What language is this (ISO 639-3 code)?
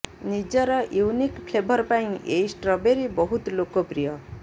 ori